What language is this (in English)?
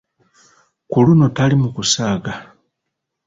Ganda